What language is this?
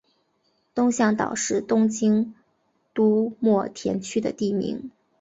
Chinese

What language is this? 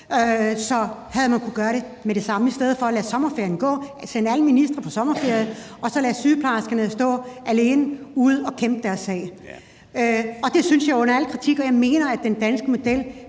Danish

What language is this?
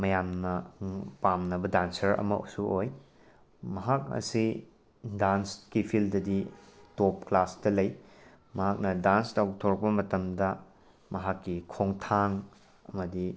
Manipuri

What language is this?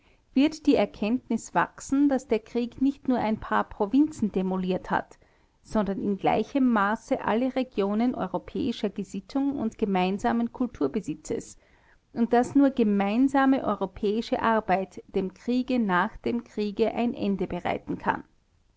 German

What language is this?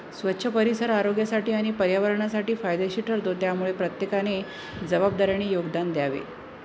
Marathi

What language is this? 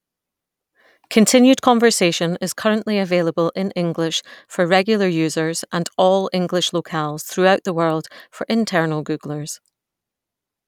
English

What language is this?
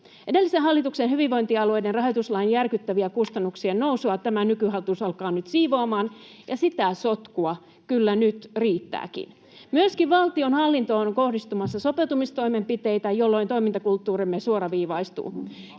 Finnish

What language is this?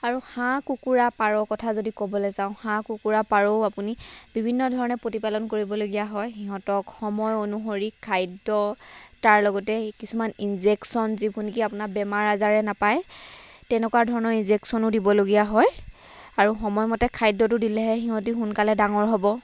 Assamese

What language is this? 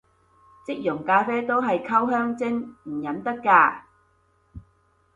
Cantonese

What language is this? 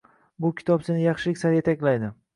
Uzbek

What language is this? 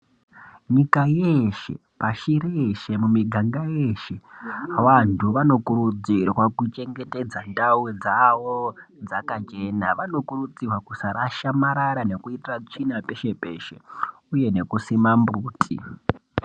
Ndau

